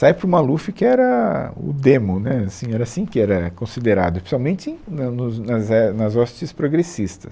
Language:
Portuguese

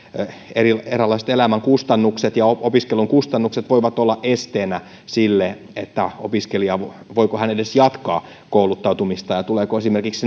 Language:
Finnish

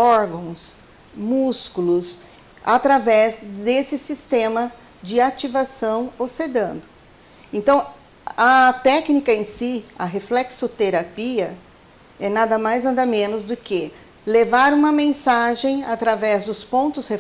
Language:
Portuguese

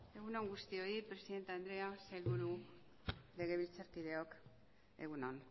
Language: Basque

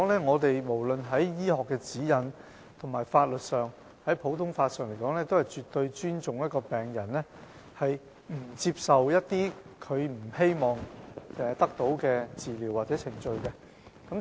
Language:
Cantonese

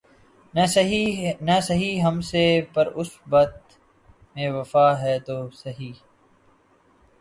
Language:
Urdu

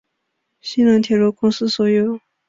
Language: Chinese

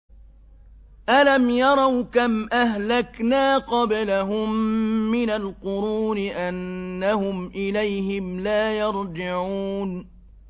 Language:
Arabic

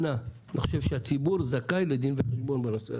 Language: Hebrew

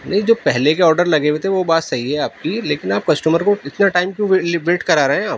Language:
Urdu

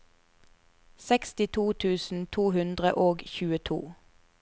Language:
Norwegian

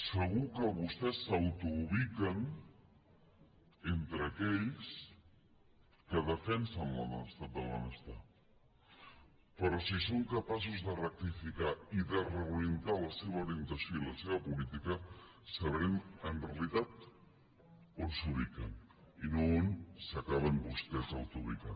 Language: Catalan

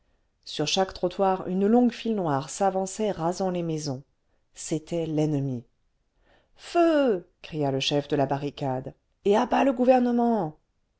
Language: French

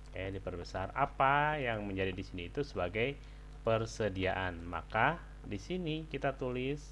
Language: Indonesian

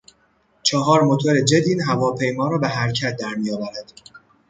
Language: Persian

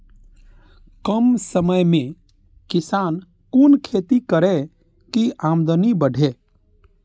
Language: Maithili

